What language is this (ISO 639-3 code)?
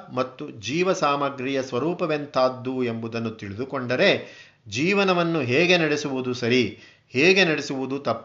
kan